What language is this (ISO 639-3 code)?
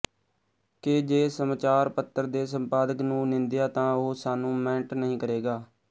pan